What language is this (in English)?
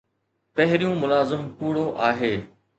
Sindhi